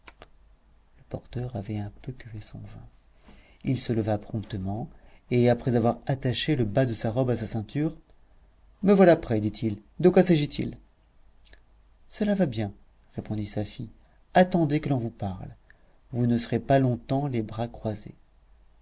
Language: French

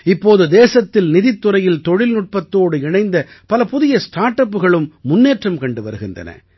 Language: Tamil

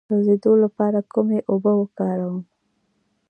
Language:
Pashto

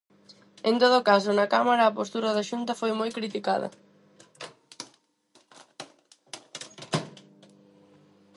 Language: Galician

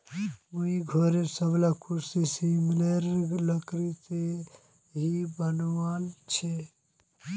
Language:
Magahi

